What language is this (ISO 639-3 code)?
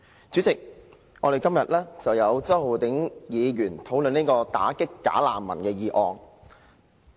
yue